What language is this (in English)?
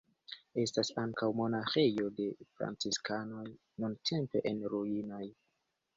Esperanto